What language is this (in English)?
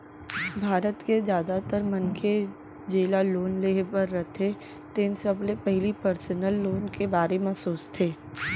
Chhattisgarhi